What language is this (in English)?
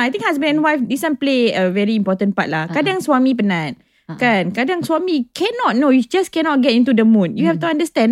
Malay